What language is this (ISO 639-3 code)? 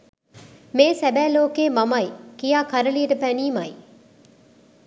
sin